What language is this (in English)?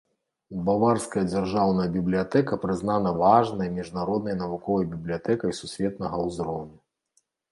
Belarusian